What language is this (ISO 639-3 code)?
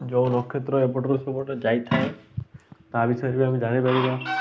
ori